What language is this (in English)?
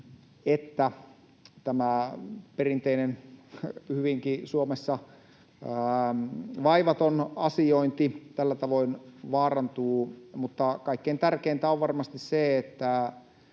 Finnish